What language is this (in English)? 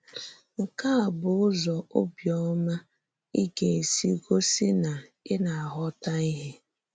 Igbo